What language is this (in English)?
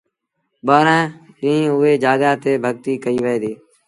Sindhi Bhil